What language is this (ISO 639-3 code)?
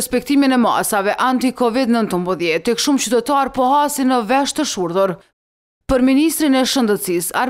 ron